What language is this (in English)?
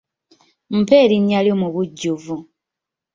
Ganda